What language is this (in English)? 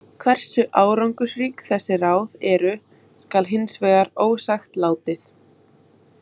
Icelandic